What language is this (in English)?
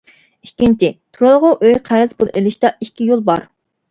Uyghur